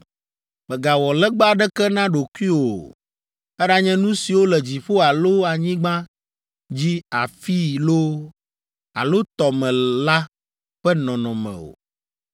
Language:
Ewe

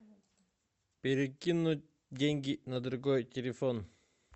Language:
Russian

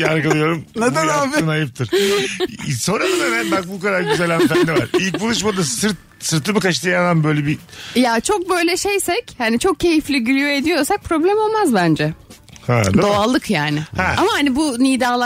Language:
Turkish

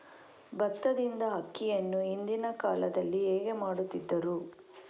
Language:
Kannada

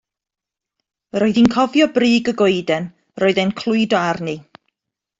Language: Welsh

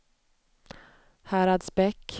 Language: Swedish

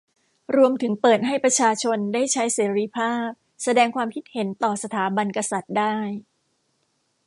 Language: Thai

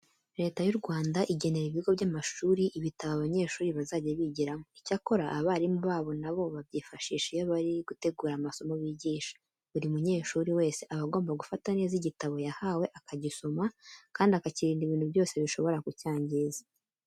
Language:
Kinyarwanda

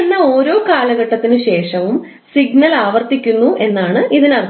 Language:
Malayalam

